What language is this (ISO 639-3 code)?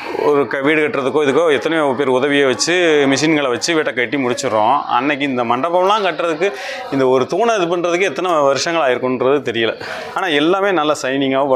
tha